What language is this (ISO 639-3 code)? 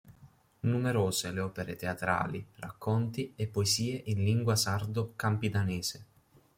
ita